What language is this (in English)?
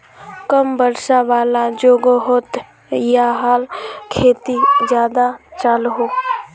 Magahi